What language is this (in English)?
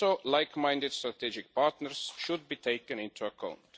English